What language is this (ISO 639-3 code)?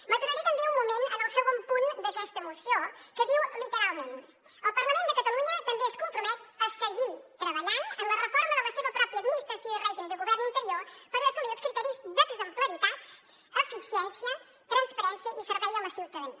cat